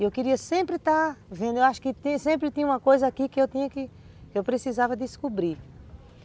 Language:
Portuguese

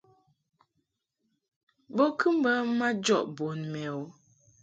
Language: Mungaka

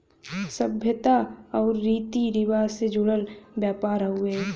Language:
Bhojpuri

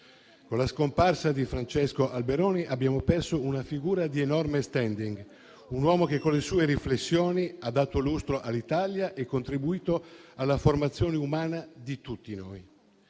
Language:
Italian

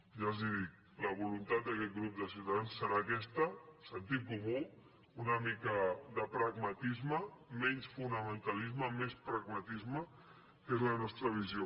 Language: Catalan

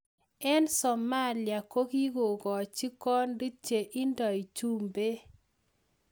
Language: Kalenjin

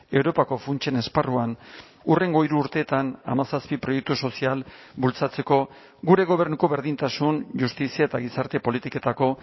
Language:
Basque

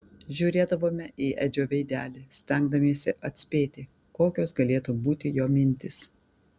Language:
Lithuanian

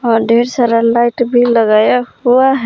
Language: Hindi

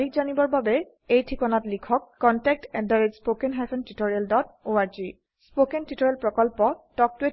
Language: Assamese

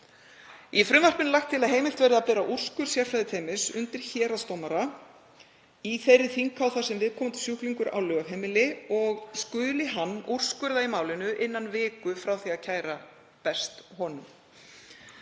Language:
Icelandic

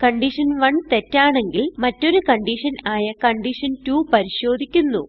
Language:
English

